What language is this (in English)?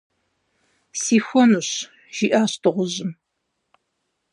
Kabardian